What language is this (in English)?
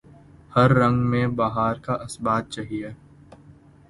Urdu